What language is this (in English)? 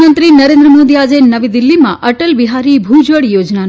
Gujarati